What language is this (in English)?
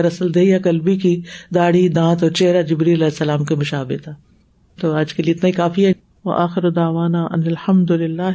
Urdu